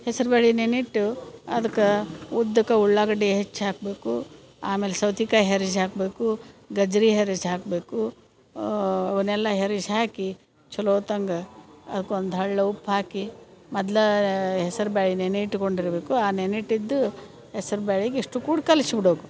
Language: Kannada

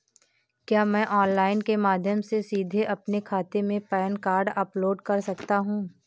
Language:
Hindi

